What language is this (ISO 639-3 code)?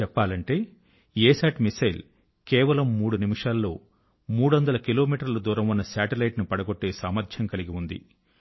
tel